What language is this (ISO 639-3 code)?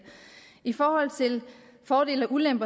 dan